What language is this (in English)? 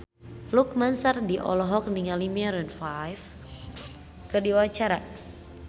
Sundanese